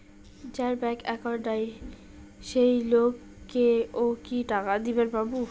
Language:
Bangla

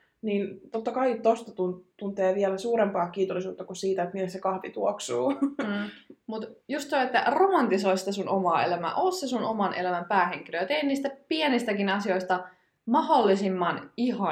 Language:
Finnish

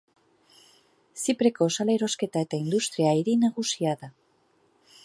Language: Basque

